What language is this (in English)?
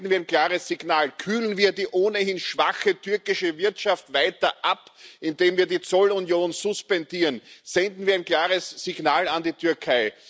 German